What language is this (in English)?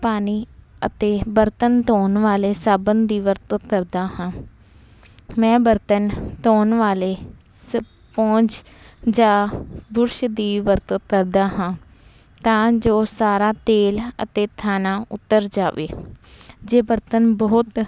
Punjabi